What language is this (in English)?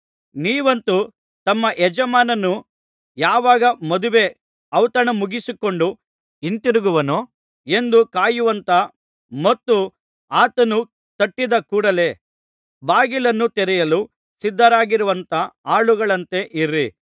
Kannada